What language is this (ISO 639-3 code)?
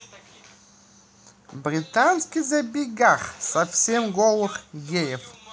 rus